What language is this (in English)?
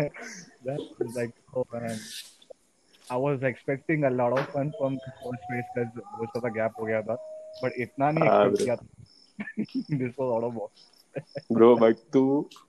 Hindi